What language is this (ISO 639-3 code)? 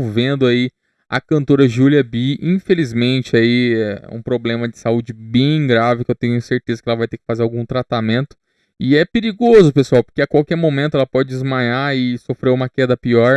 por